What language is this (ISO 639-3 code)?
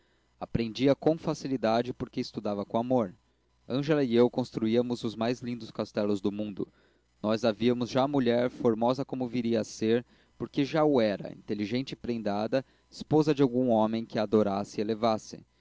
por